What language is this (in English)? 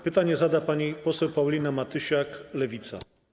Polish